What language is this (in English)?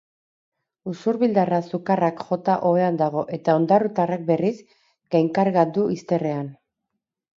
Basque